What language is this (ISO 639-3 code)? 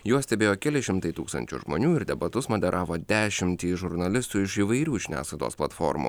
lit